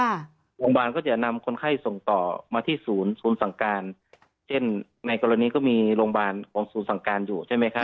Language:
Thai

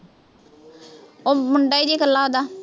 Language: Punjabi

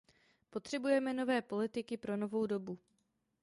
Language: Czech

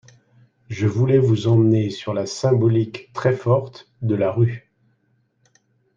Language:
French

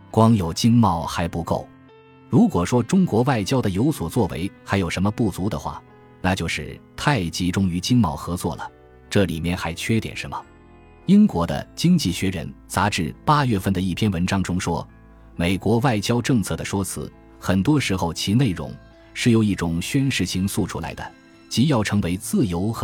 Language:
Chinese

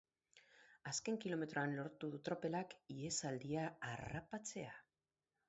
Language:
Basque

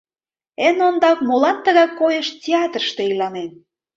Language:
Mari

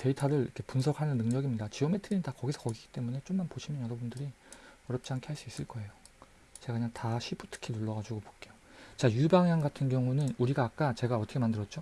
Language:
Korean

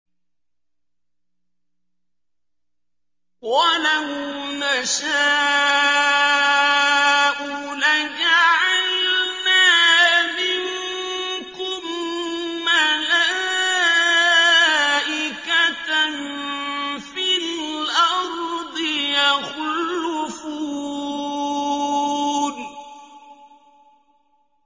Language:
Arabic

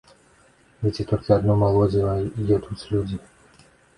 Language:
Belarusian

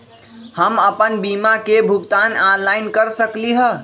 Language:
Magahi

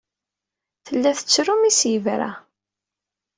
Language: Kabyle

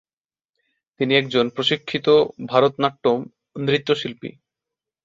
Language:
Bangla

